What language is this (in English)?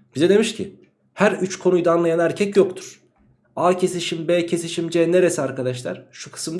Turkish